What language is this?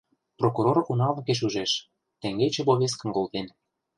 Mari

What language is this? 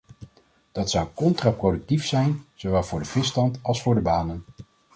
Dutch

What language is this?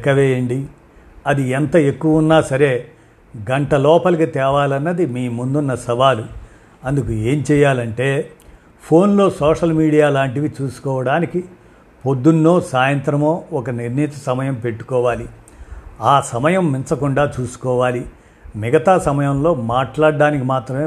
Telugu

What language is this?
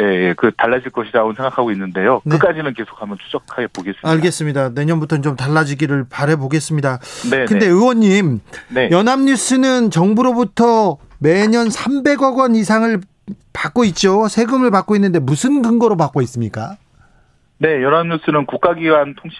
Korean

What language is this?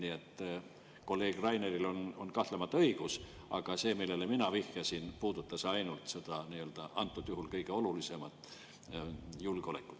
Estonian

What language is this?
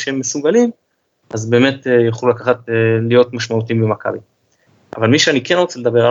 Hebrew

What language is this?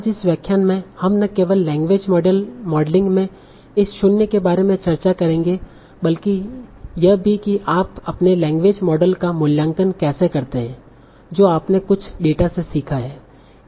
Hindi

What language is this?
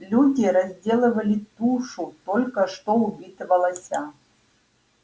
Russian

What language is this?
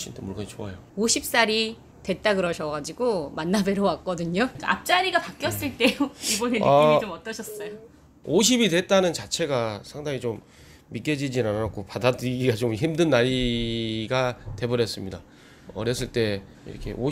Korean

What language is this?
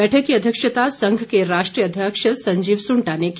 Hindi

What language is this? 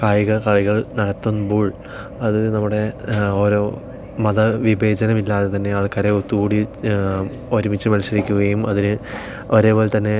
Malayalam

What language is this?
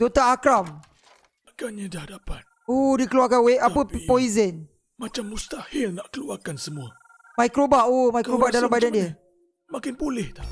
Malay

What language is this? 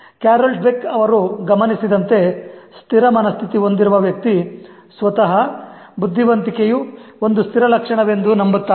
Kannada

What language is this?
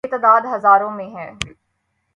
Urdu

